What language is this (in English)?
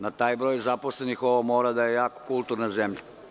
Serbian